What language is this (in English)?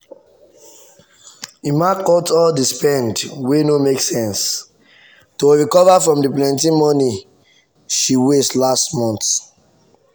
Nigerian Pidgin